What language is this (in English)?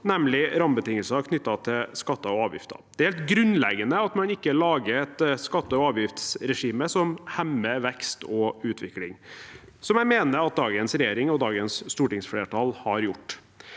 Norwegian